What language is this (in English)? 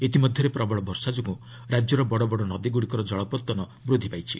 Odia